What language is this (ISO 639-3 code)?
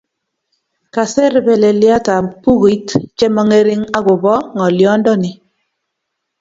kln